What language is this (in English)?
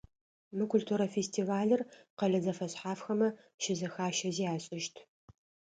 Adyghe